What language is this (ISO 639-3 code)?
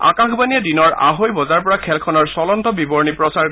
asm